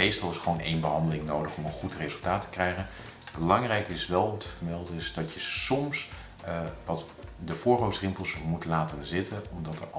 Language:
Dutch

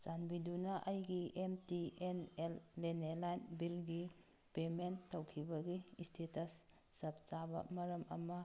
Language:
Manipuri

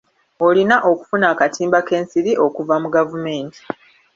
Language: Ganda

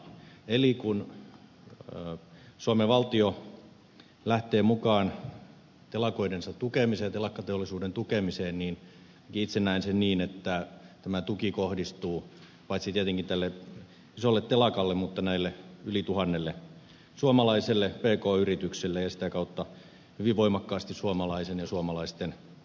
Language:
Finnish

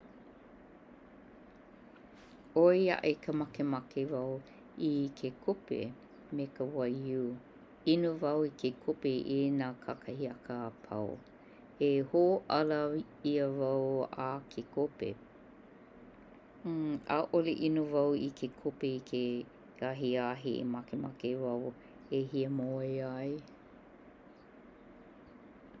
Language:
Hawaiian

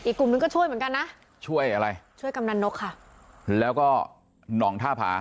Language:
Thai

